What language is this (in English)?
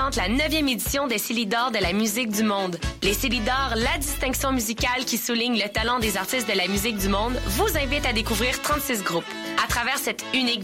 French